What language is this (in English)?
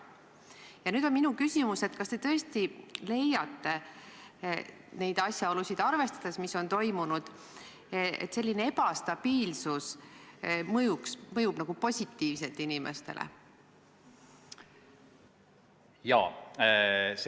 Estonian